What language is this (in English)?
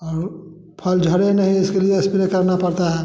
Hindi